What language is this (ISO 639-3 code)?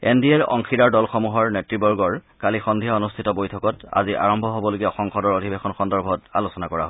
asm